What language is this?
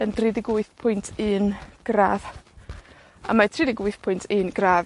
Welsh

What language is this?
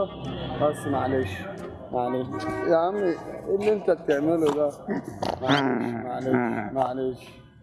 Arabic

